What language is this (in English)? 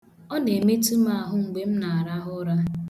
Igbo